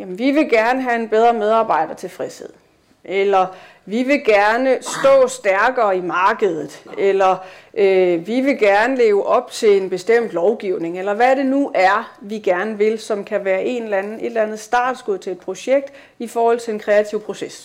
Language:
Danish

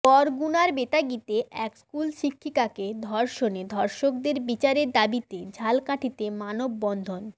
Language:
Bangla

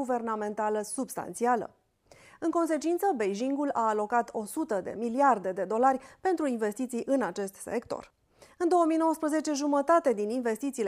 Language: Romanian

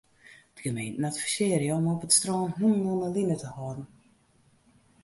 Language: Western Frisian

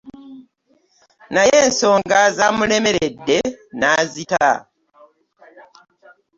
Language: Ganda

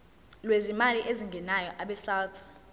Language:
Zulu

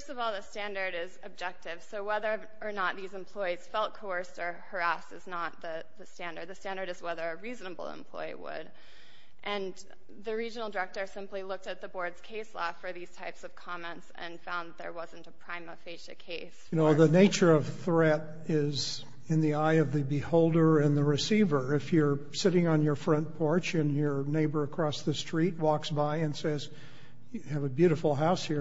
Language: English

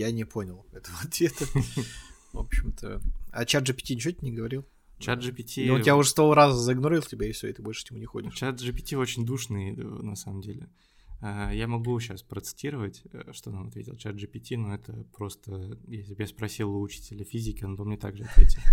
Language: Russian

